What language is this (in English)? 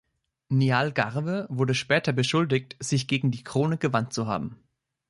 German